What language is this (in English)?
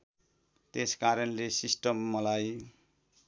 Nepali